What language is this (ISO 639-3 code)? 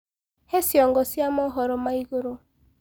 kik